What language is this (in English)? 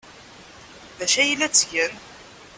Kabyle